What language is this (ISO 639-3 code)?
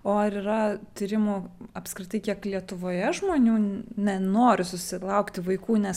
lit